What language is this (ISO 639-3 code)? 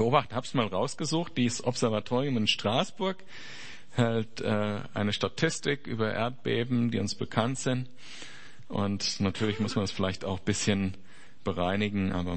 deu